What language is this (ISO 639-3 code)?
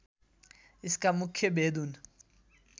nep